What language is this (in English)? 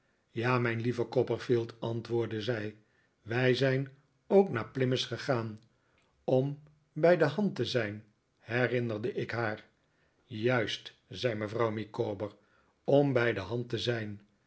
Dutch